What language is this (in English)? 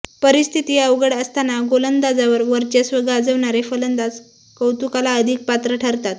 Marathi